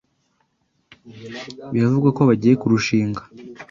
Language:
Kinyarwanda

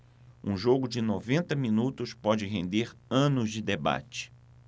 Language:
Portuguese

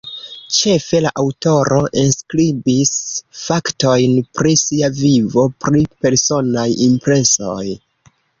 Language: Esperanto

